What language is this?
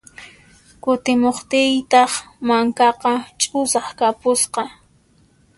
Puno Quechua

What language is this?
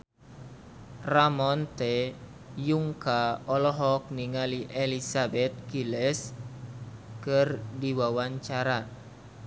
Sundanese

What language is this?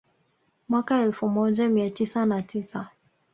Swahili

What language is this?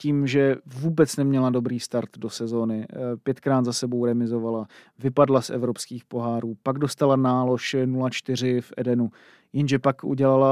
Czech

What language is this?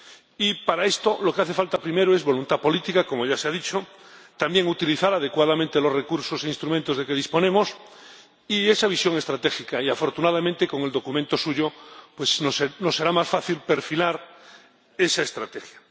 Spanish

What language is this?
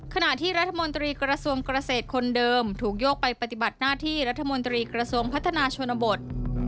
Thai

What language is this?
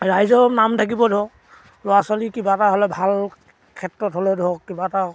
Assamese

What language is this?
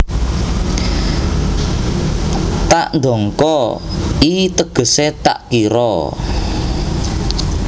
Javanese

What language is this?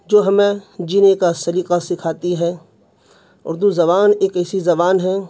Urdu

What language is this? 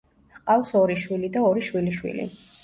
Georgian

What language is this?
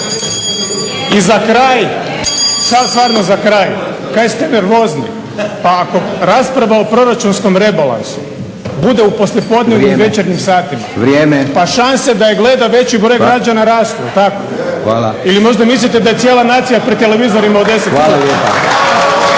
Croatian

